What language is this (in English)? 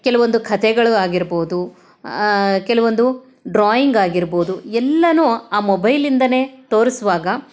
Kannada